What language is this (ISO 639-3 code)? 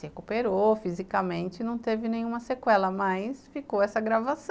por